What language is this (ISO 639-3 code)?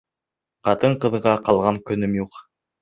bak